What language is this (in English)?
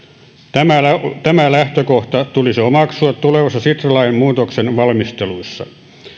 Finnish